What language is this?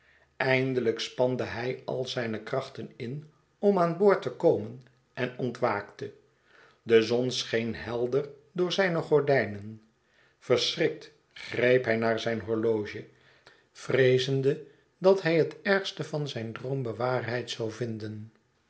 Dutch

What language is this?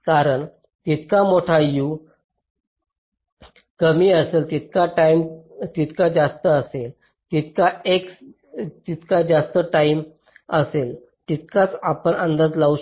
Marathi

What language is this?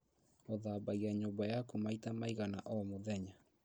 Kikuyu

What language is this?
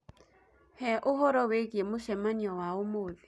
Kikuyu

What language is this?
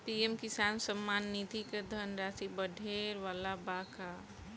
Bhojpuri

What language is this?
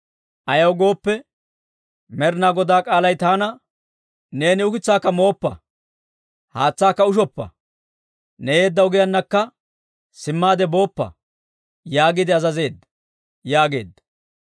Dawro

